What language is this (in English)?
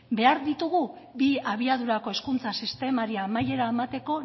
Basque